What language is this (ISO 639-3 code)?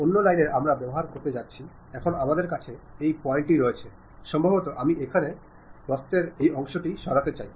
ben